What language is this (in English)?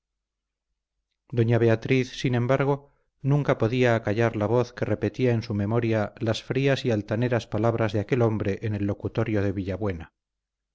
Spanish